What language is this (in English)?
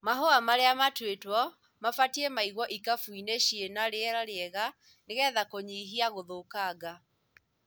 Kikuyu